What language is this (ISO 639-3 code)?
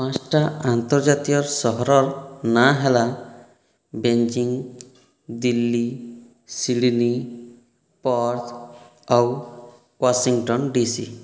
ori